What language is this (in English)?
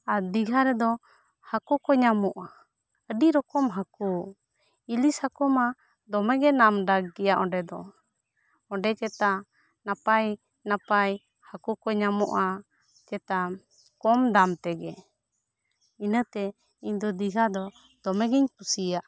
Santali